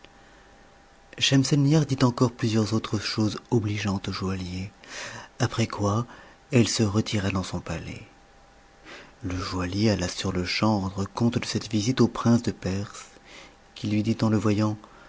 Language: French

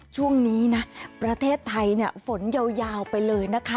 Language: Thai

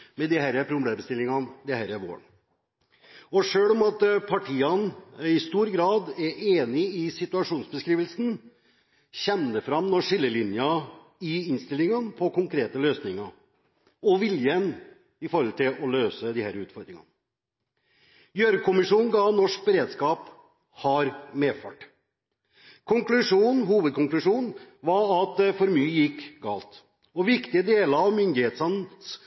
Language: Norwegian Bokmål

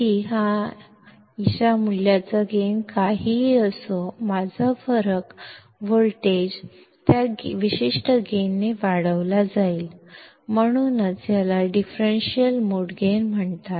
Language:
Marathi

